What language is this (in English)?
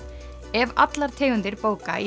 Icelandic